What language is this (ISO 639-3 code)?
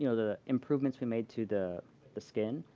eng